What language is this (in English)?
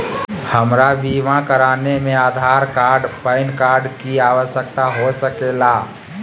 Magahi